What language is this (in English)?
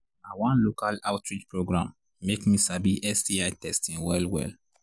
Nigerian Pidgin